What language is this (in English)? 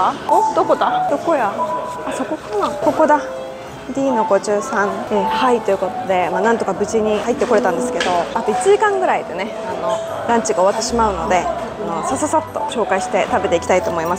Japanese